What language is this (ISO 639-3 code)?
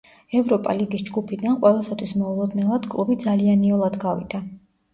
kat